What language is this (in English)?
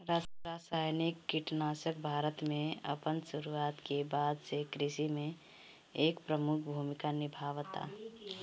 Bhojpuri